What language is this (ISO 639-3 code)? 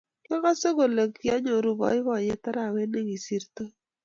kln